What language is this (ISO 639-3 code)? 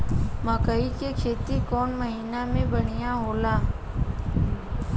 bho